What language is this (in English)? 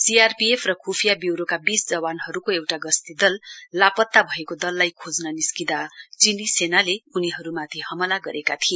Nepali